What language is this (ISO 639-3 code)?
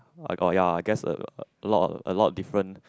eng